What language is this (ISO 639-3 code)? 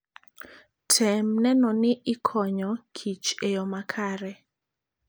luo